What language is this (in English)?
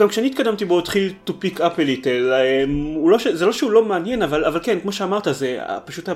Hebrew